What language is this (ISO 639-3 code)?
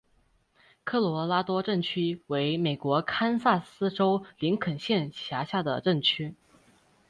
zho